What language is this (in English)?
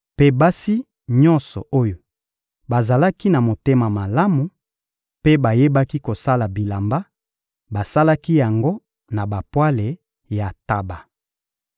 Lingala